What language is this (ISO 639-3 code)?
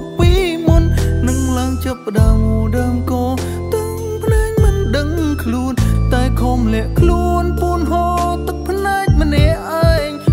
tha